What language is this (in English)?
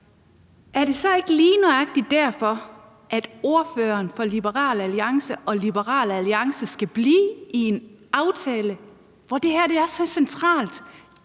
Danish